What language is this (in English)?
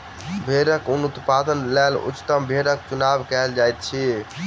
Maithili